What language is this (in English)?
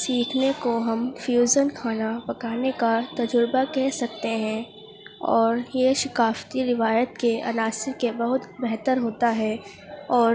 Urdu